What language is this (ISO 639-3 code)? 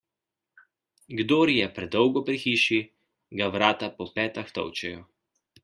slv